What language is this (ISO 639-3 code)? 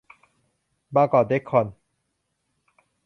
tha